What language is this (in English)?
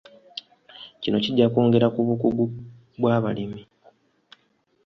Ganda